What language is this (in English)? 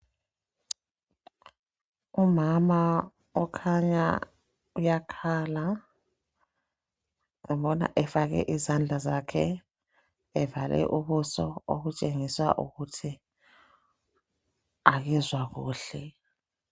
North Ndebele